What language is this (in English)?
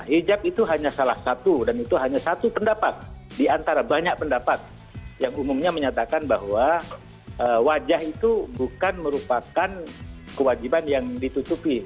Indonesian